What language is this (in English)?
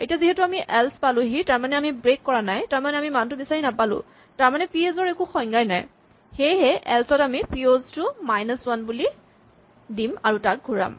Assamese